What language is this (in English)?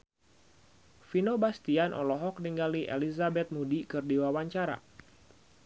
Sundanese